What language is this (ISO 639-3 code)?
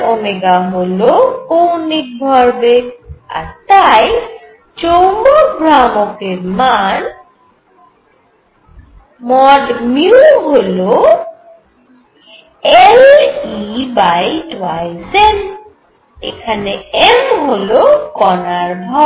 ben